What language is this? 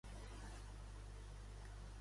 Catalan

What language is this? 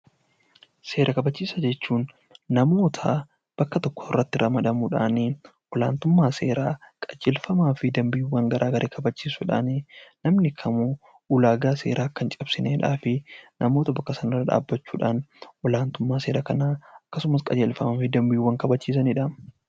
Oromo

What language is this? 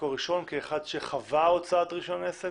Hebrew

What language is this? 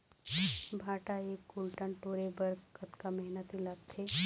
Chhattisgarhi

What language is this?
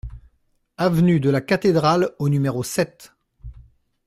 French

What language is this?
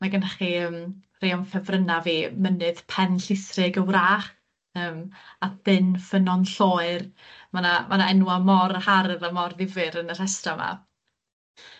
Welsh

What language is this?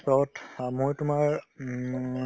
Assamese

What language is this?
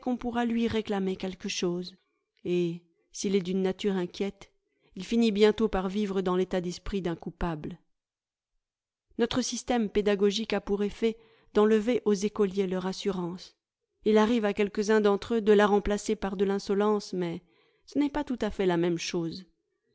French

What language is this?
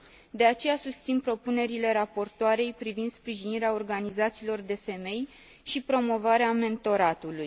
Romanian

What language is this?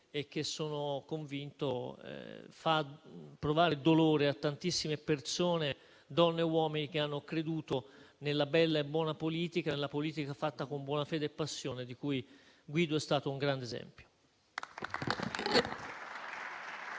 Italian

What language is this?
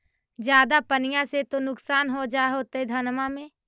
Magahi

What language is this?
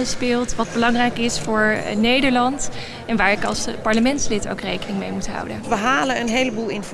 Dutch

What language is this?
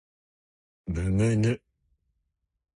Japanese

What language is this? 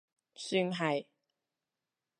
Cantonese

